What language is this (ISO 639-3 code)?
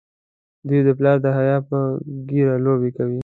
pus